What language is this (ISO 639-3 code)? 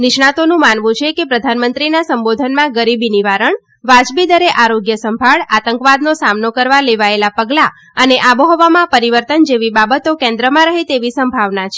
guj